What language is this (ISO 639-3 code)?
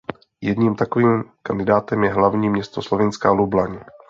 ces